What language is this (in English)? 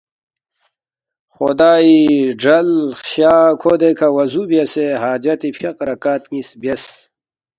Balti